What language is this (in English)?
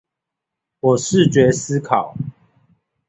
Chinese